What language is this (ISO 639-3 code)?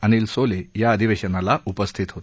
mar